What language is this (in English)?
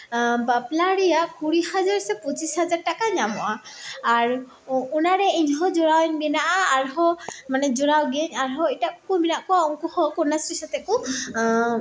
Santali